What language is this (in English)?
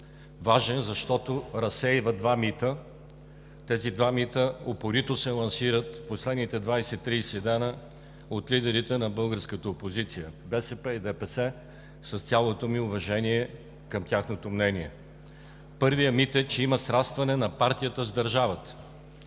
Bulgarian